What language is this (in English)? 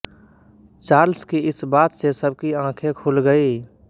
Hindi